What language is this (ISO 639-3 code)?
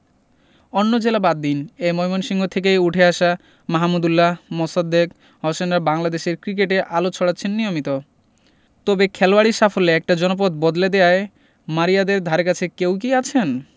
ben